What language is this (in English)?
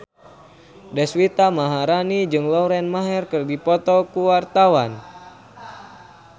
Sundanese